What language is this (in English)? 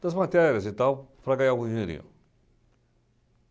Portuguese